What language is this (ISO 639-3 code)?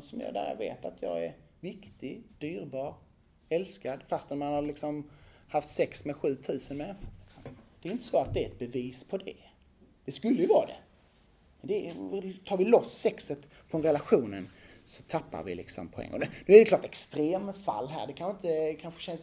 swe